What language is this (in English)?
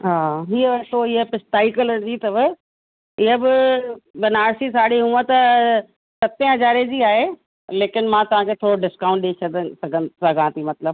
Sindhi